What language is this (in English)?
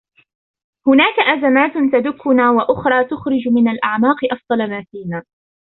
Arabic